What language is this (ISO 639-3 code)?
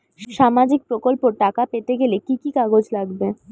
ben